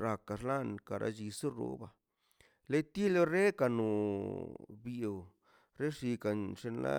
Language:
Mazaltepec Zapotec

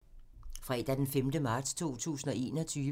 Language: Danish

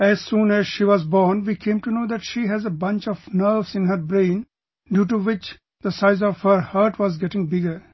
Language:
English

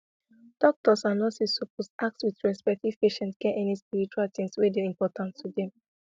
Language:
Nigerian Pidgin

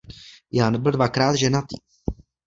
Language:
Czech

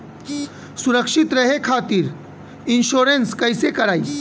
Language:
Bhojpuri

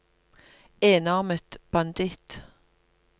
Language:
Norwegian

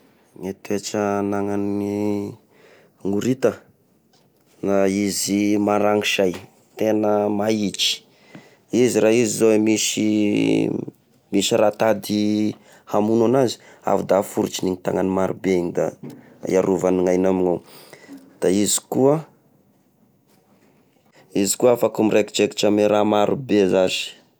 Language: Tesaka Malagasy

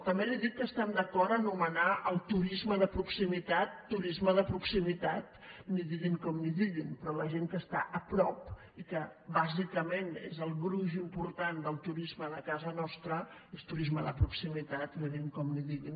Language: Catalan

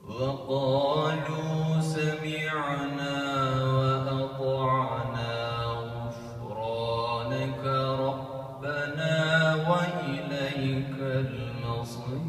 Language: Arabic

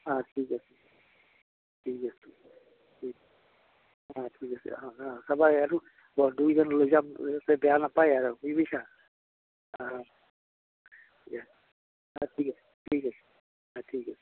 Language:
Assamese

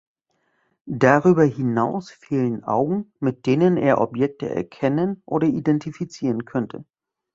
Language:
German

